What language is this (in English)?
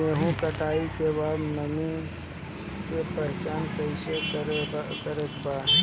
Bhojpuri